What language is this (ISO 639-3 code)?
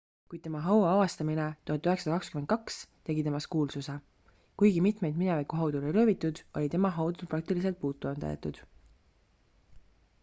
est